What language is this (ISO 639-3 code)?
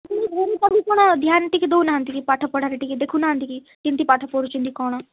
ori